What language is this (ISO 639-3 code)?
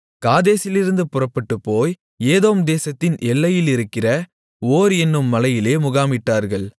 tam